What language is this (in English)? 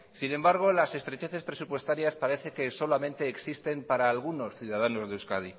Spanish